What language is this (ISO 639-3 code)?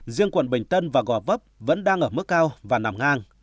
vie